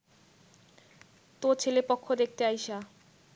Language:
Bangla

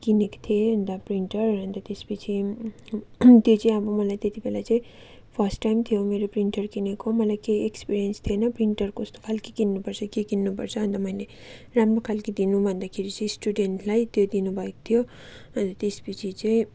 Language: Nepali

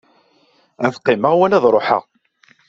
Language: Kabyle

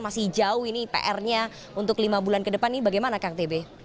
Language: Indonesian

